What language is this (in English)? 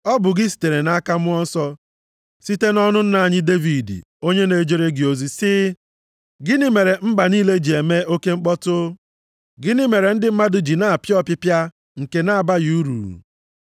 Igbo